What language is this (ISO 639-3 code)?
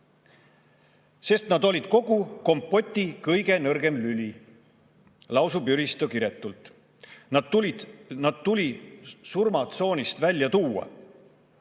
est